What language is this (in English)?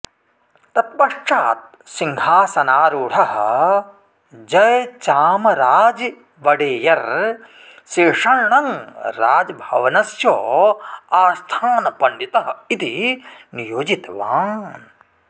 Sanskrit